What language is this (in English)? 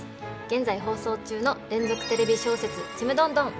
Japanese